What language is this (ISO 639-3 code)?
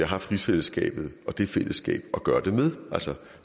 dan